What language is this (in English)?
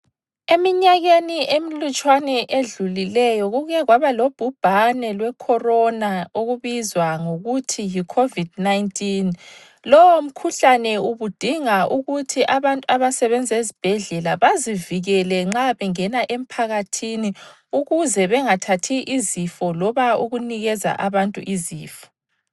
North Ndebele